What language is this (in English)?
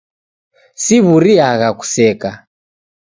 Taita